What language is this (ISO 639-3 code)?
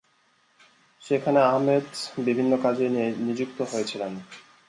ben